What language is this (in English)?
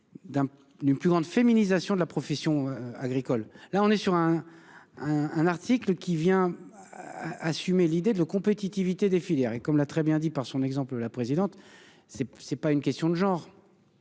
French